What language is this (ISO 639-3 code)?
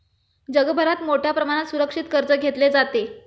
mar